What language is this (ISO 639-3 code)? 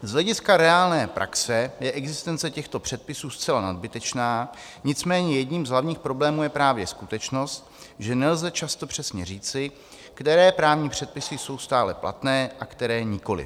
ces